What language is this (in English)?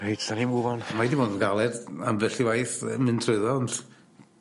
Welsh